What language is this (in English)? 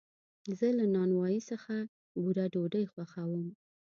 Pashto